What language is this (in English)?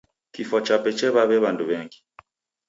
Taita